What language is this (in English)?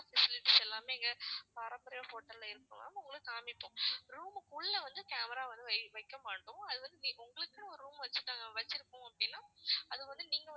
Tamil